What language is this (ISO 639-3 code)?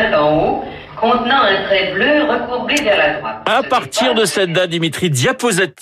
fra